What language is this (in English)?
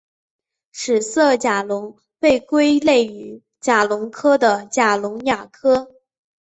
Chinese